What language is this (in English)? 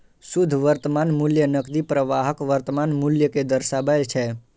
Maithili